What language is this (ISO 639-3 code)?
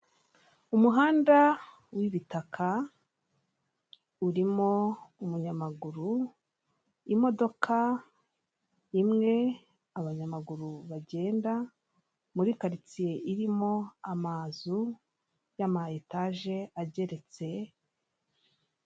kin